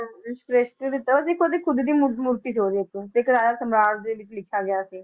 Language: Punjabi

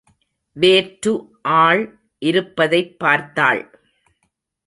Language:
Tamil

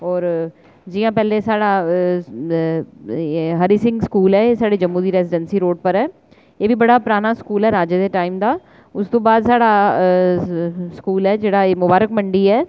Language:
Dogri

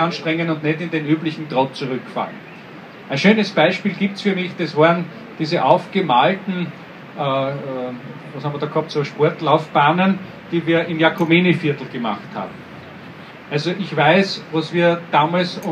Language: German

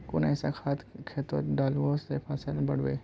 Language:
Magahi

